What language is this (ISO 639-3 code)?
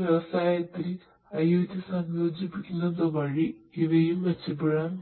mal